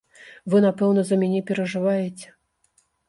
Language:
Belarusian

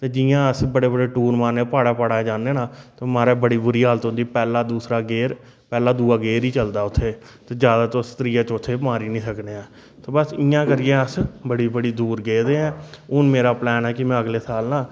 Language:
Dogri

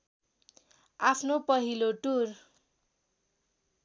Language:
Nepali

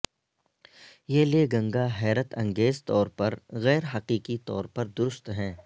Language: Urdu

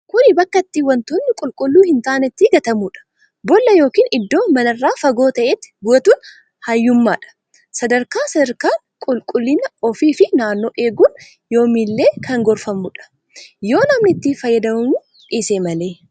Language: Oromo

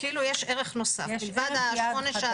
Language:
Hebrew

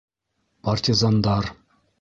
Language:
Bashkir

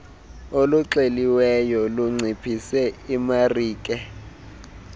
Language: Xhosa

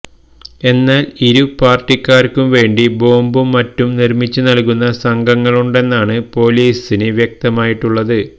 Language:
Malayalam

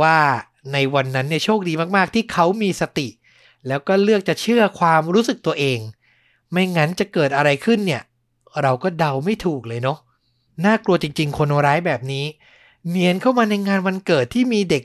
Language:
Thai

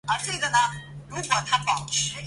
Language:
Chinese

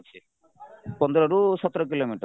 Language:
Odia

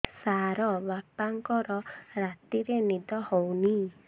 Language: Odia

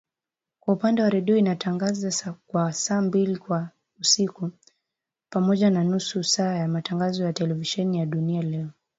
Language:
Swahili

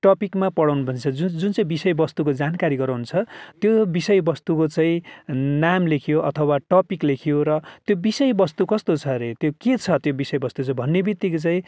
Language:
Nepali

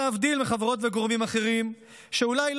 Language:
Hebrew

